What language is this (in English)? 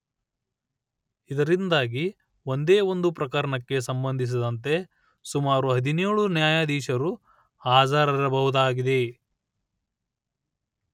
Kannada